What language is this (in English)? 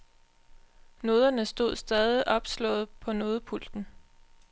Danish